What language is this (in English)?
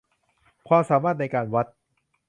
Thai